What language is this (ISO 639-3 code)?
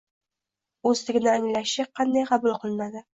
uzb